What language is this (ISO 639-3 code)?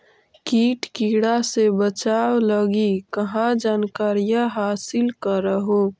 mag